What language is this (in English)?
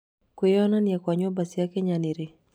Kikuyu